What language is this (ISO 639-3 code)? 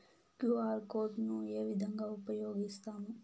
tel